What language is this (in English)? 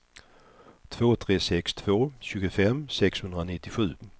Swedish